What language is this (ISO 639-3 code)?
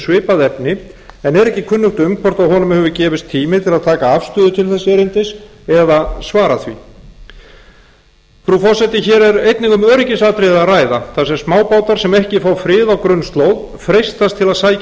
isl